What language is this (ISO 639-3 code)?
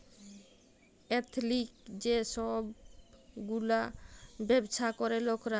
ben